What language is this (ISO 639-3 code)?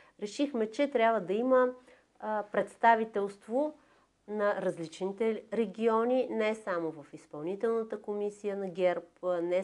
bul